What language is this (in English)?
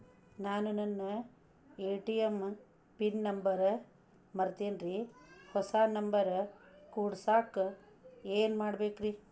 Kannada